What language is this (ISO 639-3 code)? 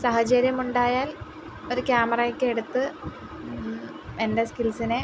mal